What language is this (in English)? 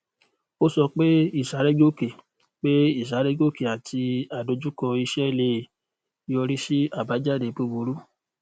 Yoruba